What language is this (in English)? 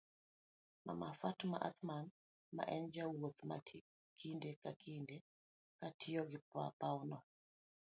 Luo (Kenya and Tanzania)